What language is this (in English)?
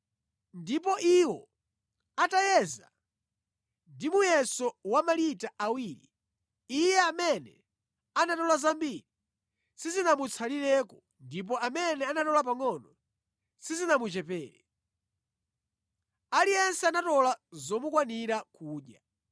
Nyanja